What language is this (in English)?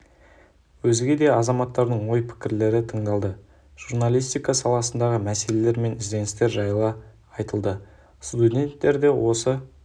Kazakh